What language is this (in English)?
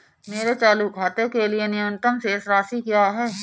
Hindi